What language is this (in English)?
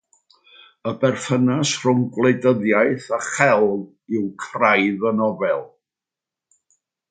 Welsh